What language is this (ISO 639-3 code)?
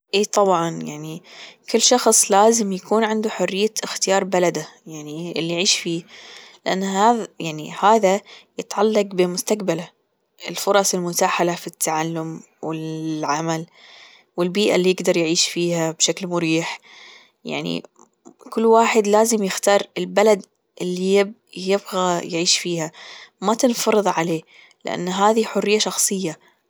afb